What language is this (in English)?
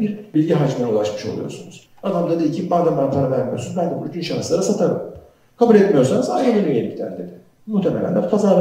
Turkish